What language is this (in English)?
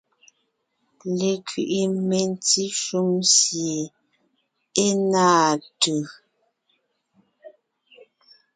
Ngiemboon